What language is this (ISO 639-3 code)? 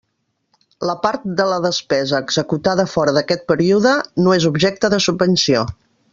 cat